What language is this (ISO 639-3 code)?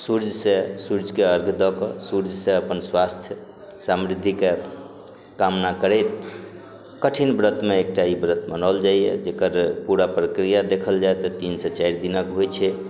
mai